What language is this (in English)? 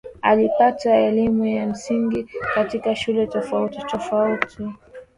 Swahili